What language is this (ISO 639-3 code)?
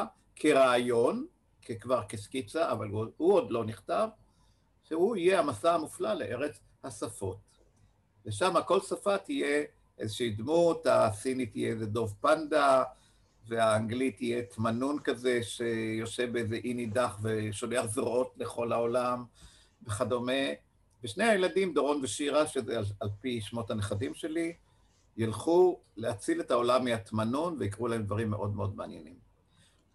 heb